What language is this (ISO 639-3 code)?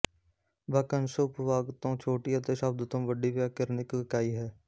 pan